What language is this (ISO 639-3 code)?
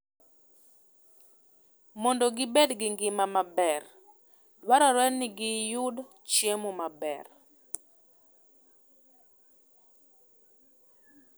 luo